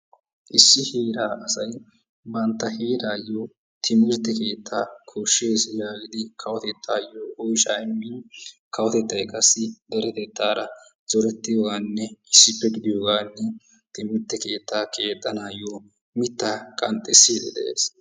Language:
Wolaytta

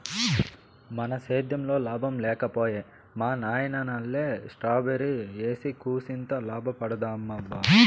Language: Telugu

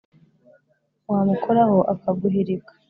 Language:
Kinyarwanda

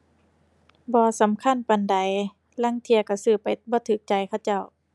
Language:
Thai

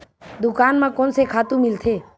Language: Chhattisgarhi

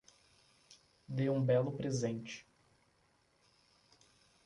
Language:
Portuguese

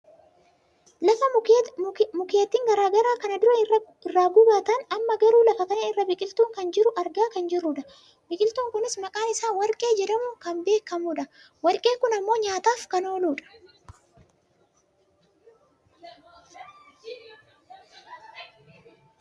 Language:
Oromo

